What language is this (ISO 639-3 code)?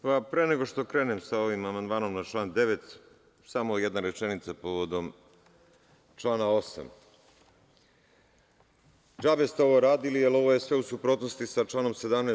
srp